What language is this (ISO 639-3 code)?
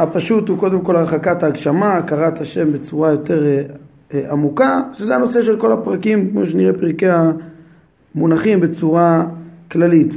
heb